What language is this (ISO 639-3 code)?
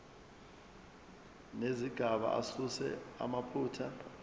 zul